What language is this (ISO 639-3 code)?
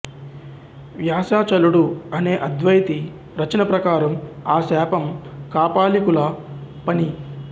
tel